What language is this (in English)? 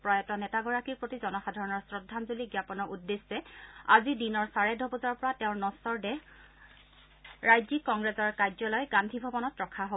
Assamese